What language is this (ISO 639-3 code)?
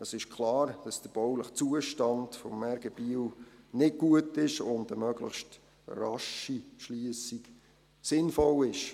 gsw